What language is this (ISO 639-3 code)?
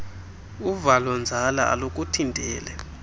xho